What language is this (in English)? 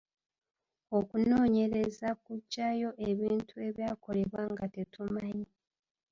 Ganda